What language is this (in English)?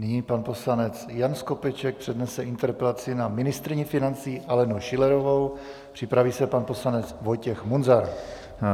Czech